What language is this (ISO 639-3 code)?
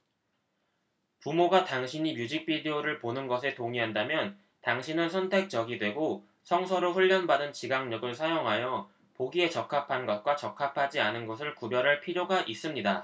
kor